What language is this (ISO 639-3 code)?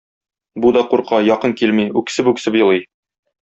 tat